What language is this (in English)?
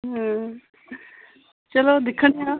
Dogri